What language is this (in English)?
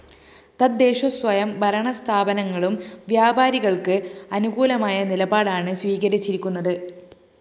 Malayalam